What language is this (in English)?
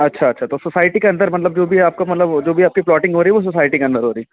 Hindi